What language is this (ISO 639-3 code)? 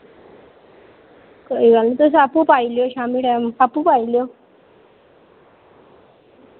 doi